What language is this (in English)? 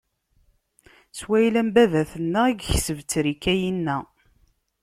Kabyle